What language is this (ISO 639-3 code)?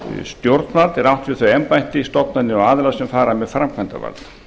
isl